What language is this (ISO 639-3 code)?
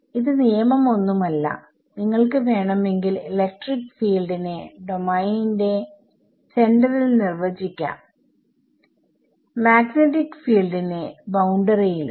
mal